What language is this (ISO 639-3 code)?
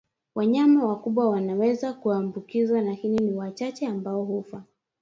swa